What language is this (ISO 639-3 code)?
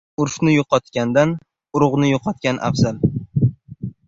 uzb